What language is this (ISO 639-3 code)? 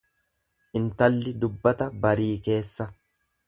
orm